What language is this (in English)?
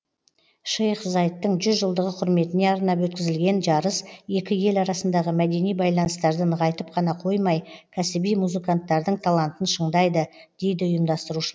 Kazakh